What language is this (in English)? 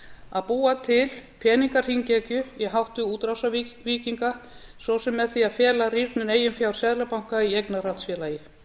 Icelandic